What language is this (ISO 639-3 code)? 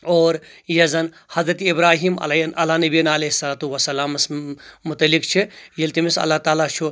kas